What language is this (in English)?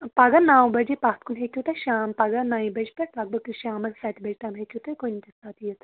Kashmiri